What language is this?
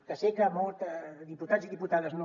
Catalan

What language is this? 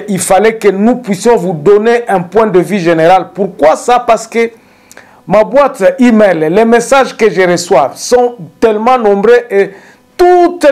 French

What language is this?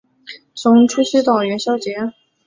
Chinese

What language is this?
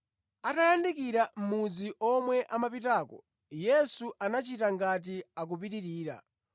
Nyanja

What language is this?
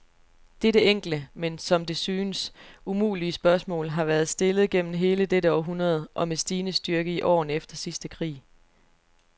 Danish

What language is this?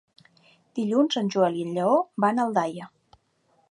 Catalan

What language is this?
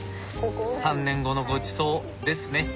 Japanese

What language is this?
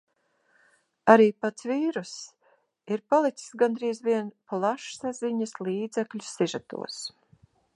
Latvian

